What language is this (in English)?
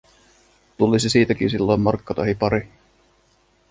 Finnish